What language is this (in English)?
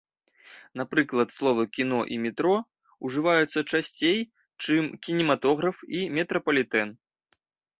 Belarusian